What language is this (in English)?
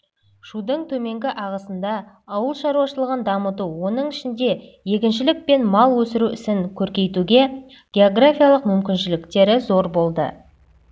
Kazakh